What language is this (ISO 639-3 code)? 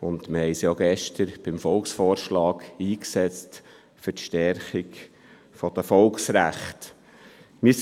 gsw